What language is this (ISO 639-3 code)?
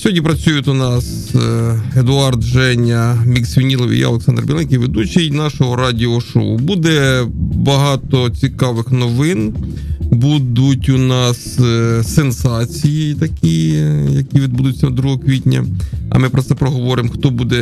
ukr